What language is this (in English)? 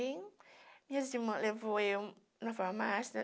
Portuguese